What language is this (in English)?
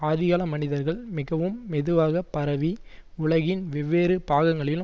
Tamil